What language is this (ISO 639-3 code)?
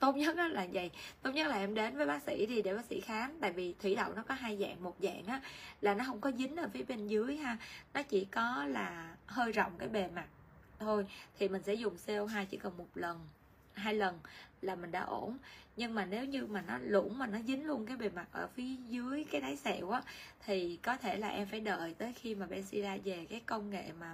vie